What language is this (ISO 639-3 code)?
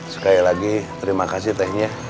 ind